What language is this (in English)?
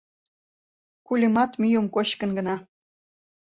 Mari